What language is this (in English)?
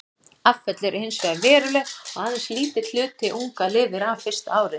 Icelandic